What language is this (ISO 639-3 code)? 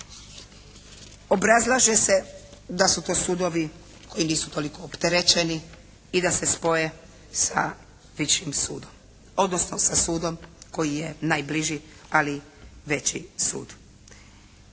hrv